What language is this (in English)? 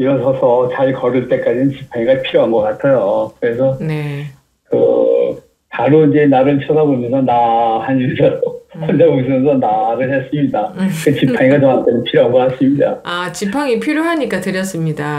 Korean